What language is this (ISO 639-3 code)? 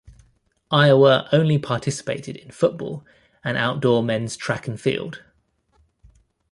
eng